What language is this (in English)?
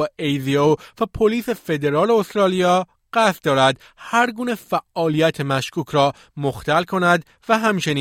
Persian